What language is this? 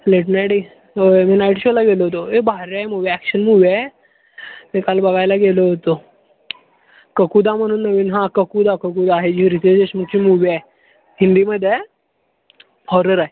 Marathi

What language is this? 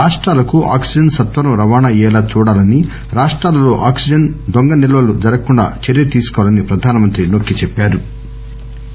Telugu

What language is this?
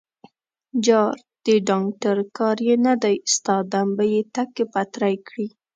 Pashto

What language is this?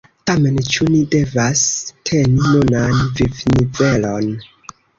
Esperanto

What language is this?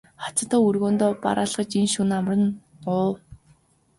Mongolian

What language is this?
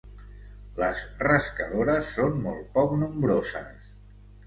Catalan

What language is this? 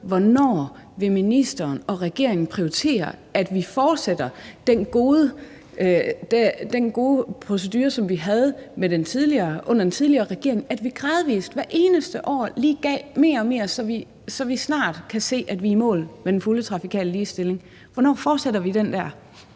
Danish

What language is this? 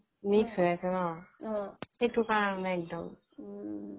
Assamese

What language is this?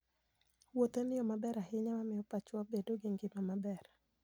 Luo (Kenya and Tanzania)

